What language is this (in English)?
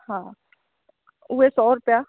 Sindhi